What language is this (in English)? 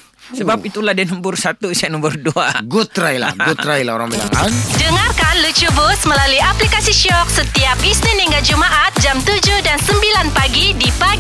Malay